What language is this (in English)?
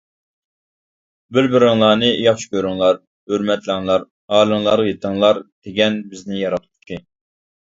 Uyghur